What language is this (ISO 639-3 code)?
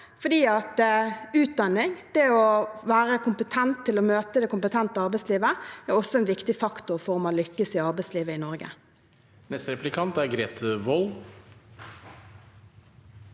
nor